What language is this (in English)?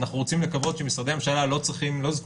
Hebrew